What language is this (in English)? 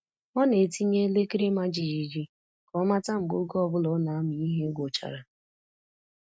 Igbo